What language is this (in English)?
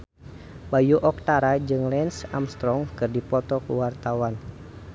Sundanese